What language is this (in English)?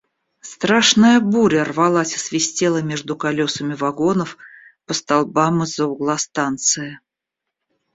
Russian